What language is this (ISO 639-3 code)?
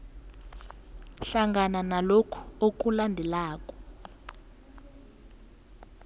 nbl